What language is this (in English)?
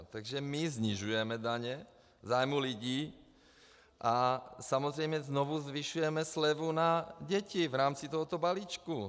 Czech